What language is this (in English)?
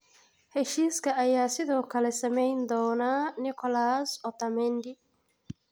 Somali